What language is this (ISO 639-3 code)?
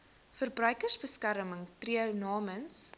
afr